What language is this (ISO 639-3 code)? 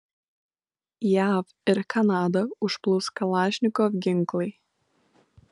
lit